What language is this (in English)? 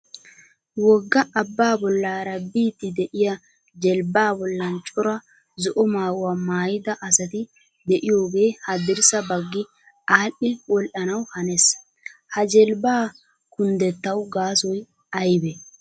Wolaytta